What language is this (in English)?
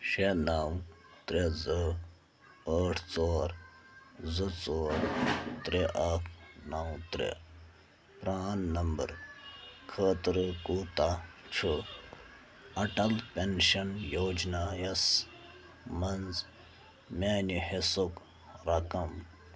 Kashmiri